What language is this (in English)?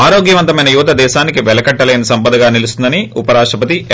Telugu